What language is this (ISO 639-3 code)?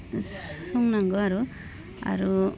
brx